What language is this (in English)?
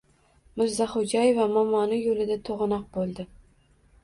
Uzbek